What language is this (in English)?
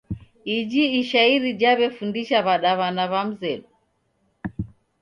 Taita